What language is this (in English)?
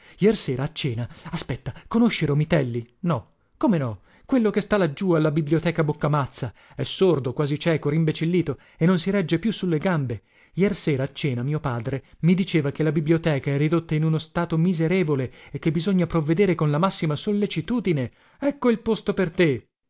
Italian